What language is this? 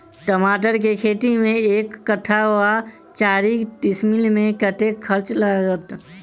Maithili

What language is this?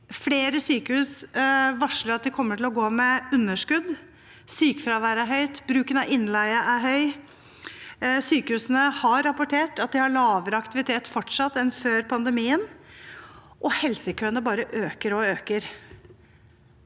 Norwegian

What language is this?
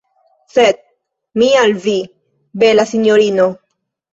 Esperanto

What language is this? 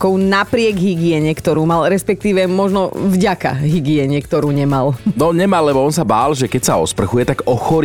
Slovak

